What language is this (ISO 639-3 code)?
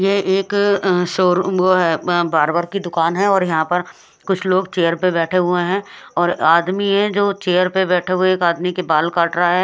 hin